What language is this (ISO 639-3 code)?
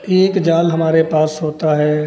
hin